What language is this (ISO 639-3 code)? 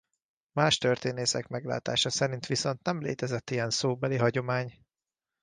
hun